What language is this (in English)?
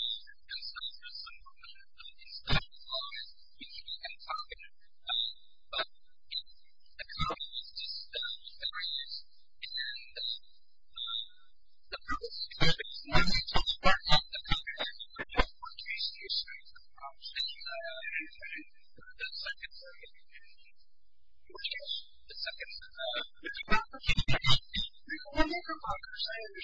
English